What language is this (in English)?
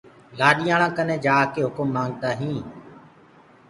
Gurgula